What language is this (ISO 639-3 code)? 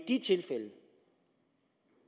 dan